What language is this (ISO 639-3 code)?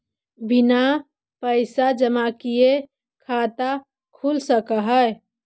mag